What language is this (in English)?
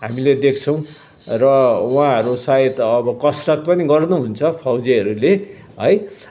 Nepali